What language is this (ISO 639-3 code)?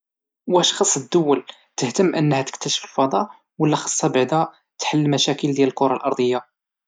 ary